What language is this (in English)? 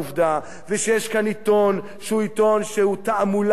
Hebrew